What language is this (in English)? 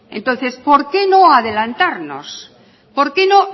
Spanish